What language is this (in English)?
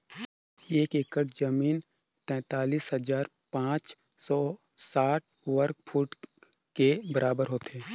Chhattisgarhi